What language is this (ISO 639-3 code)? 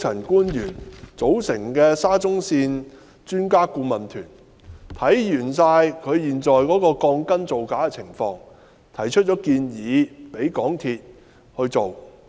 yue